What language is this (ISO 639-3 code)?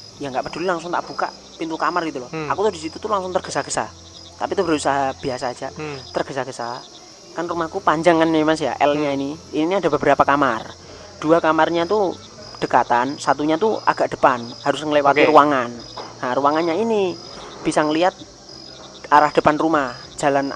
ind